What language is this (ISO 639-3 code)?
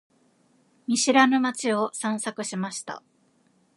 jpn